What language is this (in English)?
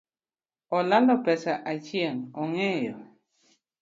Luo (Kenya and Tanzania)